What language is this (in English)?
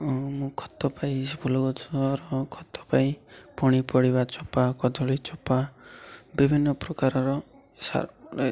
Odia